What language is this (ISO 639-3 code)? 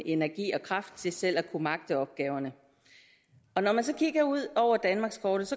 dan